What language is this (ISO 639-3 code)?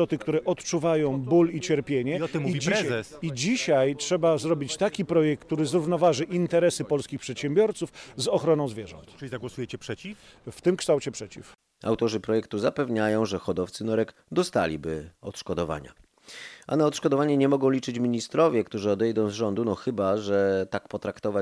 pol